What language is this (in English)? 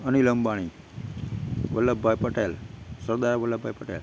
Gujarati